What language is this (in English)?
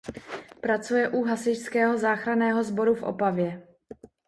Czech